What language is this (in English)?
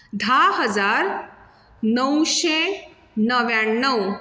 Konkani